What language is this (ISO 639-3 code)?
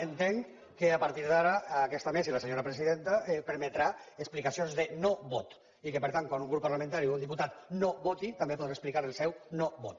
cat